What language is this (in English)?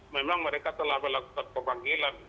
Indonesian